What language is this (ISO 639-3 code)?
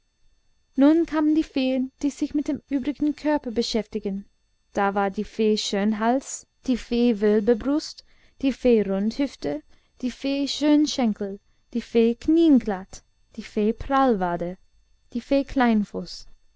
deu